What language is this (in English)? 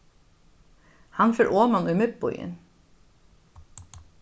Faroese